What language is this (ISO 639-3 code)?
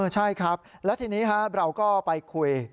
tha